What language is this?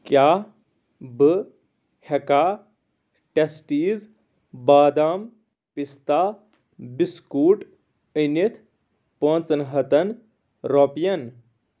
Kashmiri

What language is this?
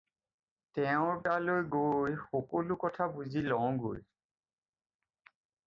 Assamese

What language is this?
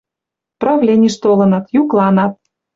Western Mari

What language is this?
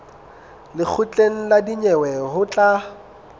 Southern Sotho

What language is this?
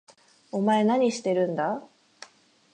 Japanese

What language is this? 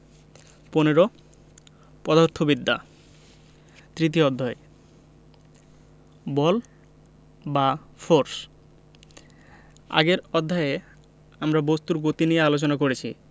Bangla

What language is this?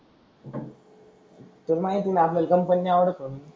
Marathi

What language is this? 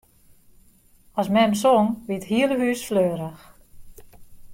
Western Frisian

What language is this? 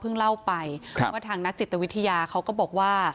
Thai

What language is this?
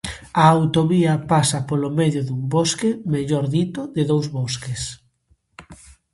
Galician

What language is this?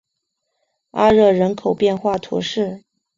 Chinese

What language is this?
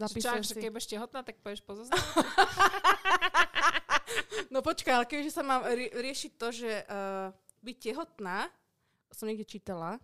Slovak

